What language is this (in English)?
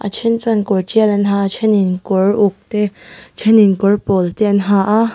Mizo